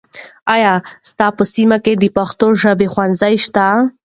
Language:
Pashto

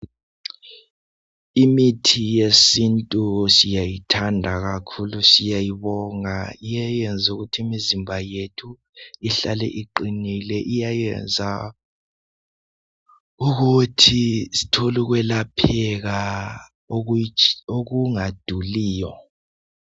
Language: North Ndebele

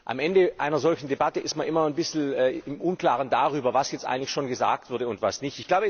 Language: German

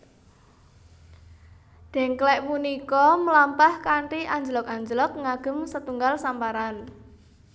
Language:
Javanese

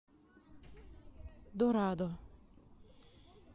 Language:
Russian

